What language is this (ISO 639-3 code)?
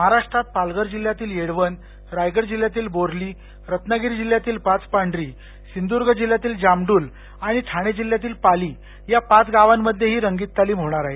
mar